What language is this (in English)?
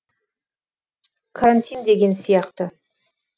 Kazakh